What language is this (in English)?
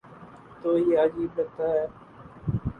Urdu